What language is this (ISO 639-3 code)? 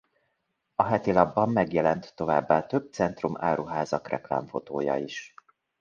hun